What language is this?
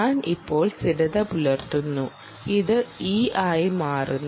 Malayalam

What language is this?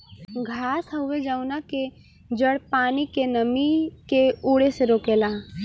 Bhojpuri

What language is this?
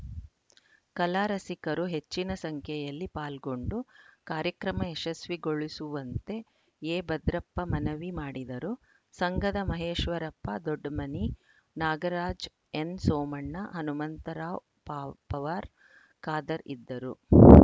Kannada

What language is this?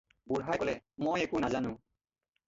Assamese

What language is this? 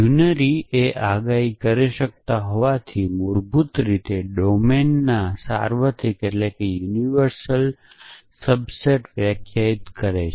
Gujarati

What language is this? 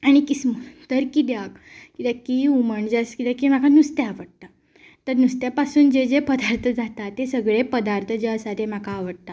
Konkani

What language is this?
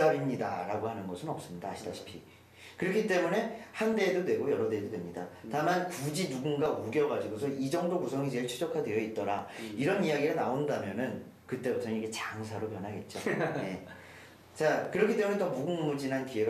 Korean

